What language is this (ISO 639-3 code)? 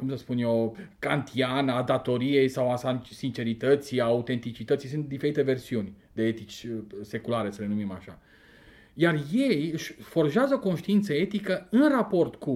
ron